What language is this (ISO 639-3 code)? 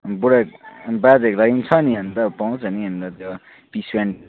nep